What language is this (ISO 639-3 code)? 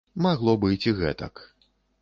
bel